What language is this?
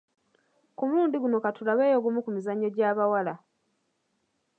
Ganda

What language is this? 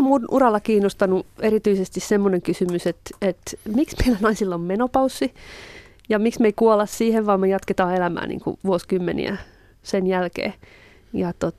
Finnish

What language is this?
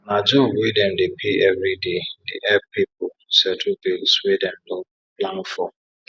Nigerian Pidgin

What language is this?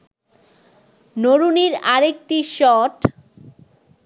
Bangla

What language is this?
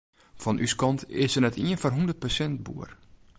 Western Frisian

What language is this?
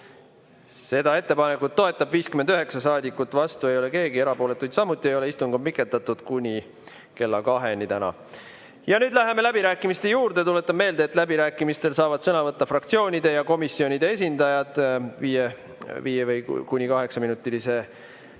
Estonian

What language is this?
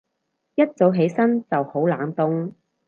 Cantonese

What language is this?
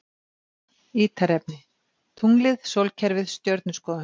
Icelandic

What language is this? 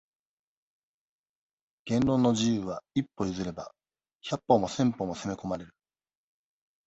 Japanese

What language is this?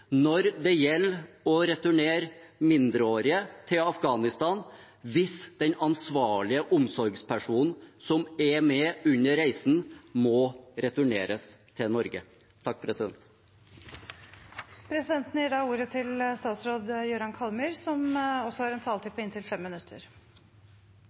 Norwegian Bokmål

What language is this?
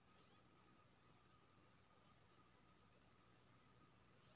Maithili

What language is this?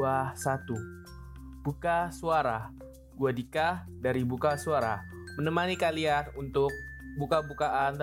Indonesian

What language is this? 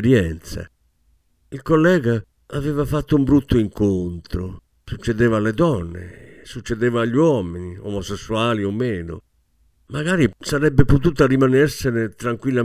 Italian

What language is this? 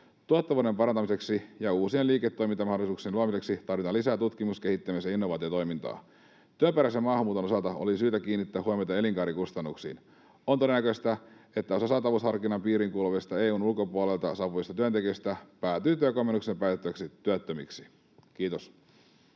Finnish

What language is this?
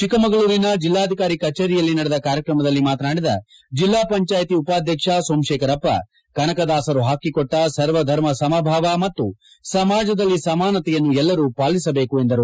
Kannada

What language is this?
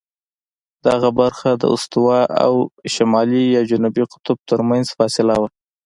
Pashto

